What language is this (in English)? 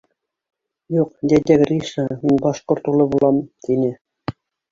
Bashkir